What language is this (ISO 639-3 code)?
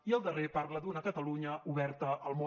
cat